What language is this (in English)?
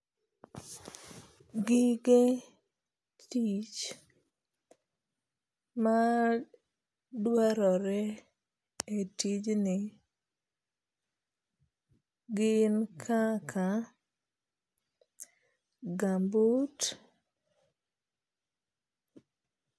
Luo (Kenya and Tanzania)